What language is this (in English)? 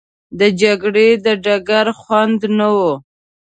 Pashto